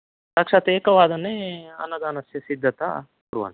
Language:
Sanskrit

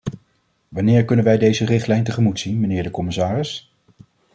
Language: Dutch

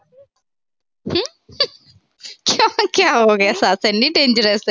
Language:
Punjabi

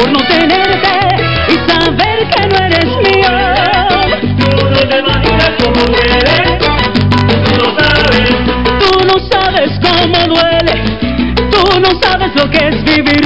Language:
Arabic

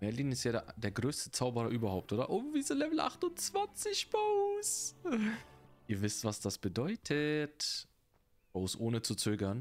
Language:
German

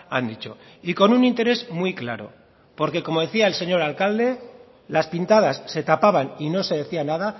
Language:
Spanish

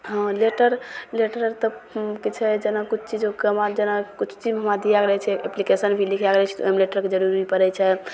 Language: Maithili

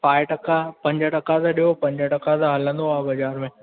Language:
Sindhi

